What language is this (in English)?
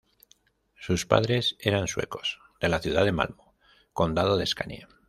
Spanish